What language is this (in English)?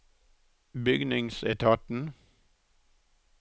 Norwegian